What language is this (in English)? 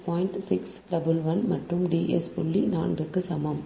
Tamil